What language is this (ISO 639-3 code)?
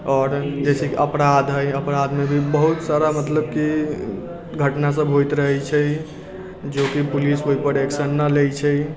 mai